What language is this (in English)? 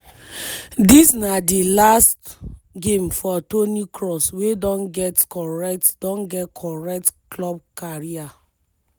Nigerian Pidgin